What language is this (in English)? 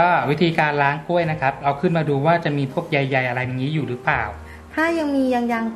Thai